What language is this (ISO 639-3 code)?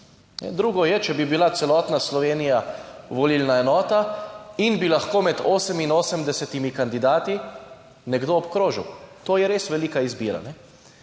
slv